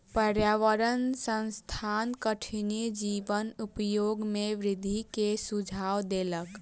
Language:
Maithili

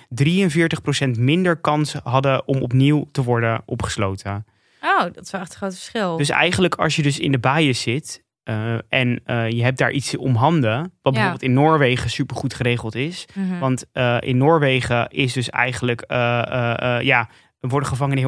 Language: Dutch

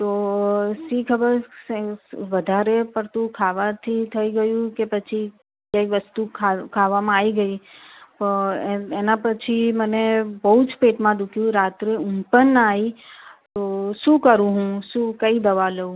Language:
Gujarati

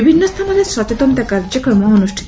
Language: Odia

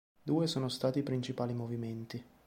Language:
Italian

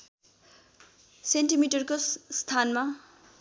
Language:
Nepali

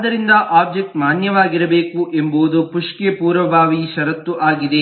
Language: Kannada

